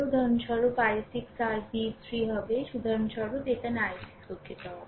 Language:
Bangla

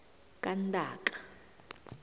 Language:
South Ndebele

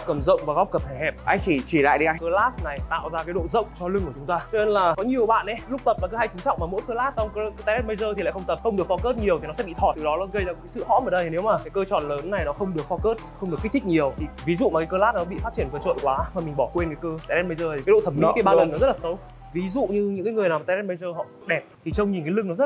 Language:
Vietnamese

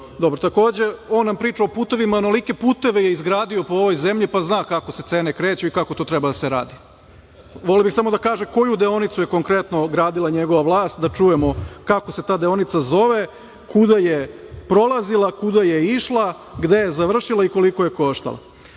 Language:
Serbian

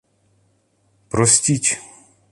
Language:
Ukrainian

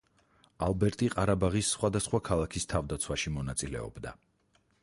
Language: Georgian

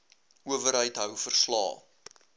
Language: Afrikaans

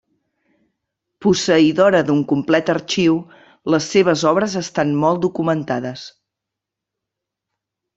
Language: Catalan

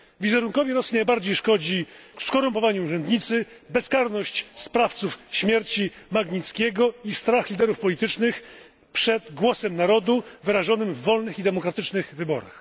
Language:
Polish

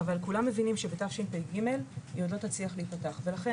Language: Hebrew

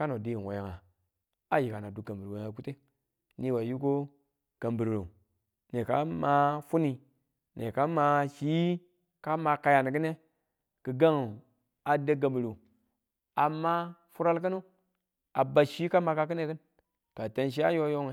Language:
Tula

